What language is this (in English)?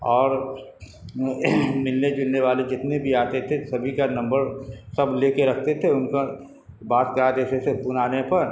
Urdu